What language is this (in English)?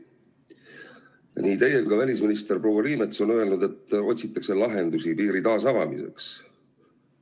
Estonian